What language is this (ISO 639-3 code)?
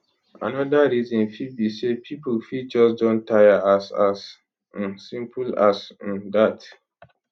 pcm